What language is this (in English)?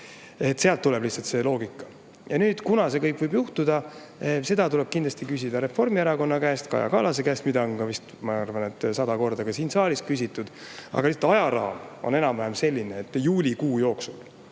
Estonian